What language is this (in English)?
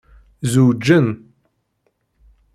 Kabyle